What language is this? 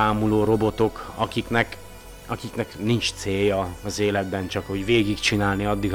Hungarian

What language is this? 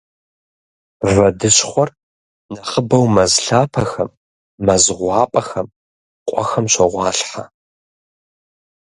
Kabardian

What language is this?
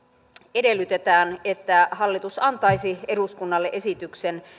Finnish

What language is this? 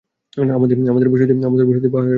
Bangla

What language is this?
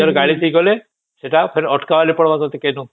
Odia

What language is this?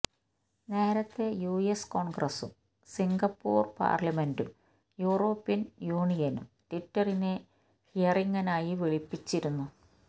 Malayalam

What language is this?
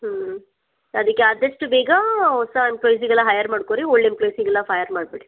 Kannada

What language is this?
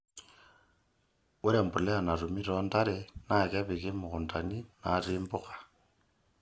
Masai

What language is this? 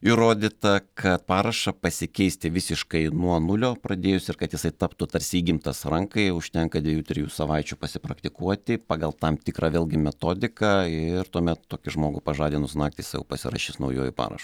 Lithuanian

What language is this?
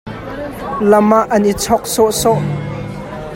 Hakha Chin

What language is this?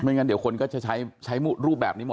Thai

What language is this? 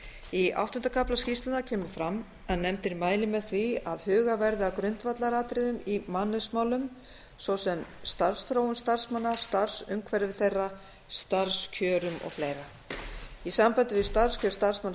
Icelandic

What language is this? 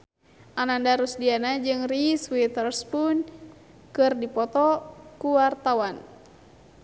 Sundanese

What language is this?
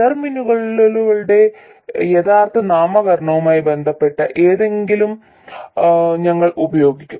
Malayalam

